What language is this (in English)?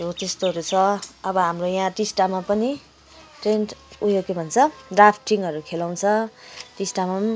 Nepali